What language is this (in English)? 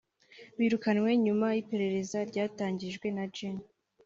Kinyarwanda